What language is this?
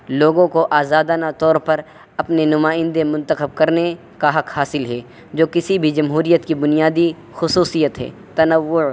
Urdu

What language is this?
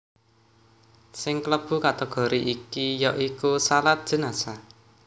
Javanese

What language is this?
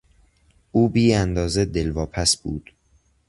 Persian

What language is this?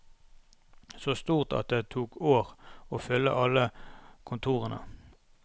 Norwegian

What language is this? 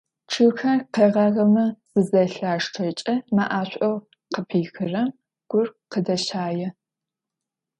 Adyghe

